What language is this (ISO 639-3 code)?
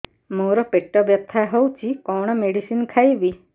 ori